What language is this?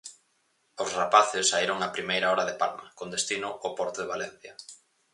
Galician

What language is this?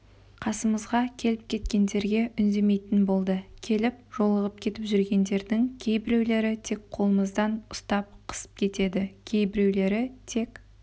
Kazakh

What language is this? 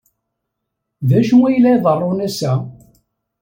Kabyle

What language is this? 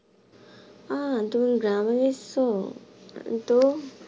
Bangla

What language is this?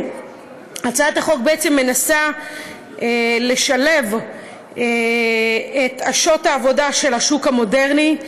Hebrew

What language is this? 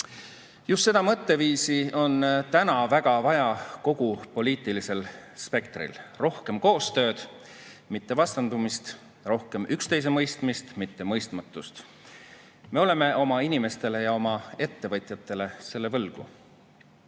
Estonian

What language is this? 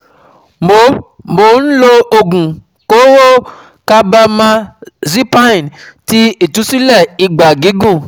Yoruba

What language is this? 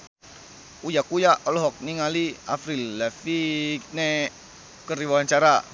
Sundanese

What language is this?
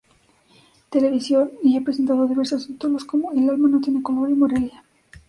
Spanish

